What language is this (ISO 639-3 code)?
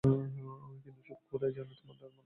ben